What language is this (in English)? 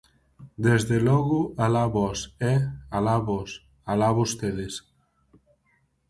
Galician